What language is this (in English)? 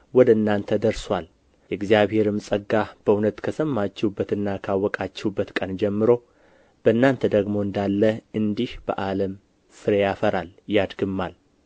Amharic